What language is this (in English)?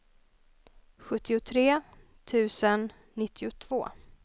Swedish